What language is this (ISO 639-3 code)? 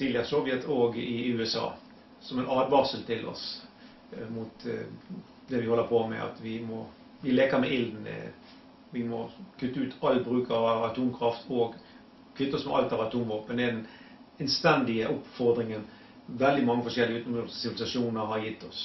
nor